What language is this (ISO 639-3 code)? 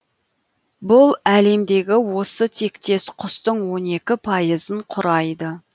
kaz